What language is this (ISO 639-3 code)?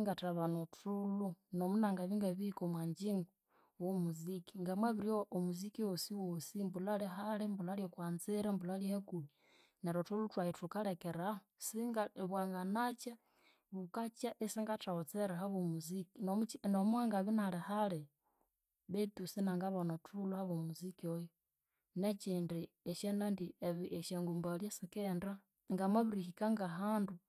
koo